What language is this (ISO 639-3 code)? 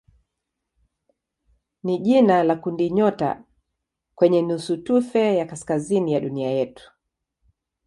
swa